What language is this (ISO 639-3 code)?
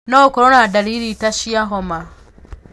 kik